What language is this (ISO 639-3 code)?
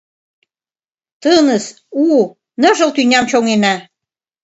chm